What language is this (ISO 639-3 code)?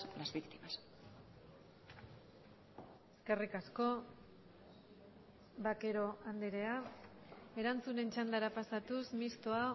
eus